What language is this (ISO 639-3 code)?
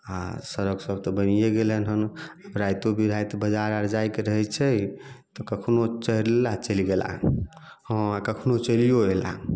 mai